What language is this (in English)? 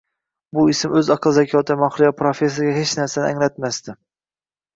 Uzbek